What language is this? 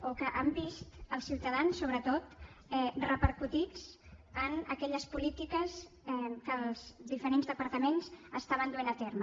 Catalan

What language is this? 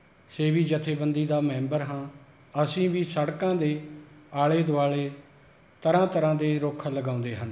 Punjabi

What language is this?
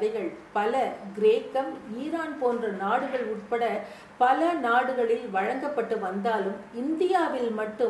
Tamil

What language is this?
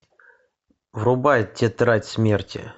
Russian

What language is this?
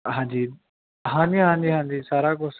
Punjabi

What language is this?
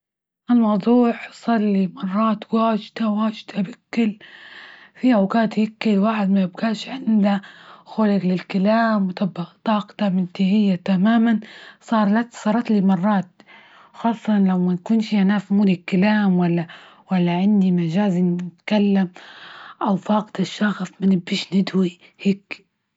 Libyan Arabic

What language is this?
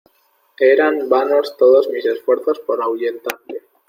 Spanish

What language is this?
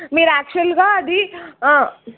Telugu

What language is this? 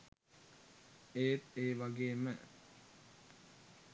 Sinhala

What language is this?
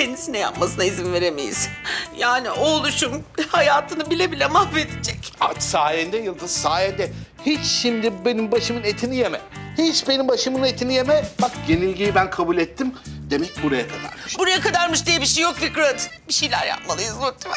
Turkish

